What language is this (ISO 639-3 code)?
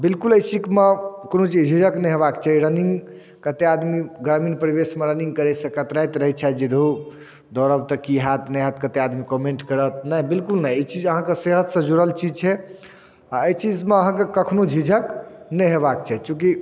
mai